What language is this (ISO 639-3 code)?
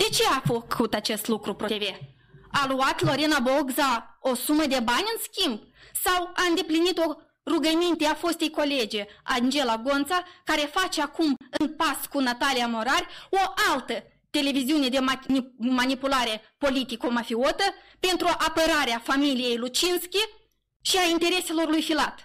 ron